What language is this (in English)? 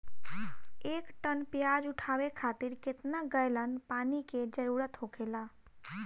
Bhojpuri